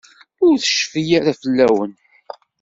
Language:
Kabyle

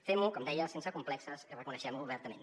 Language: Catalan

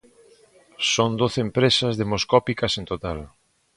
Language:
Galician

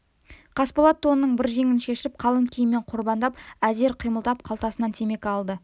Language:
Kazakh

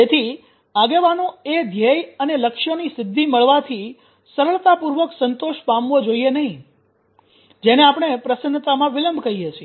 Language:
Gujarati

